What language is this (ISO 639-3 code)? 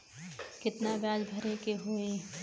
bho